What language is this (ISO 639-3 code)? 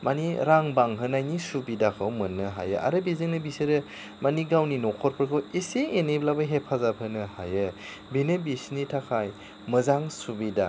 brx